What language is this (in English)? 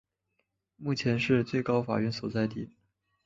Chinese